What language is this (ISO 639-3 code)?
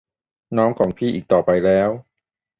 tha